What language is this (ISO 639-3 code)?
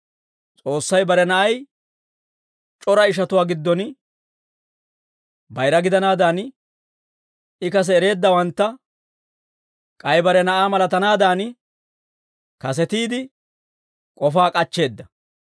dwr